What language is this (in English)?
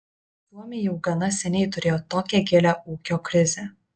Lithuanian